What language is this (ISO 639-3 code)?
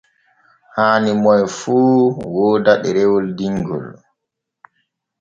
fue